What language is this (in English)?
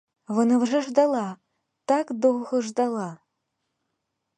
Ukrainian